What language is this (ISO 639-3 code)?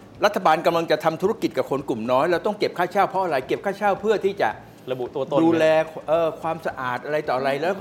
tha